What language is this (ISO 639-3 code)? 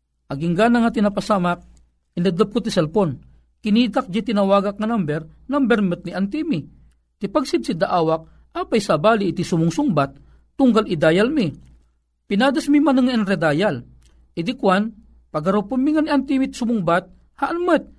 fil